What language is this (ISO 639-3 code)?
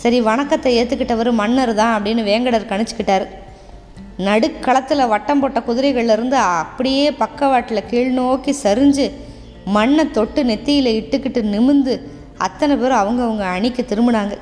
tam